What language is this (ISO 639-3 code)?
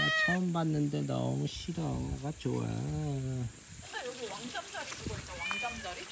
kor